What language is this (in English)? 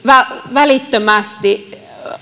Finnish